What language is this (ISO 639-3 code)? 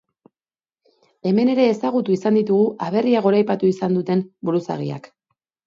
eus